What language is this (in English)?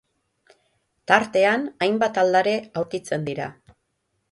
Basque